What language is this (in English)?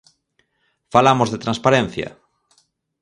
Galician